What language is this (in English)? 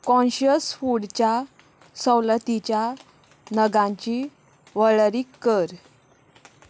Konkani